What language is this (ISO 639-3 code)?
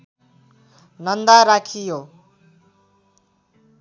nep